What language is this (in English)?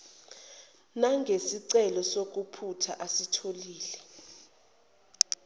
Zulu